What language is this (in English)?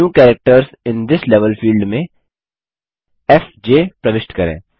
Hindi